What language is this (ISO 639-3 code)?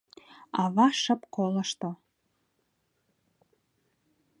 chm